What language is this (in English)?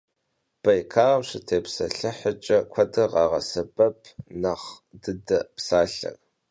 Kabardian